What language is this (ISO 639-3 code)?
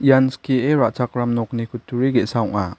grt